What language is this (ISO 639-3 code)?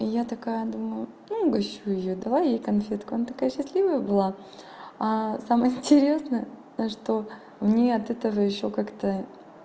rus